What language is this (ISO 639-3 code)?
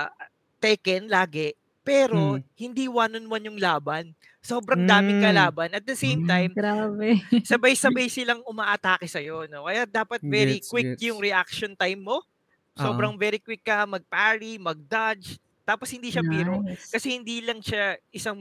fil